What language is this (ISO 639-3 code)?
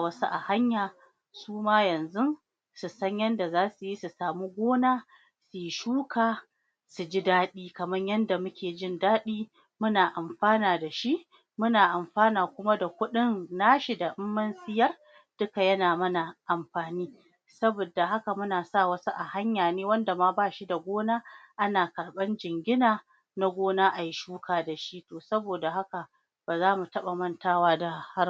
hau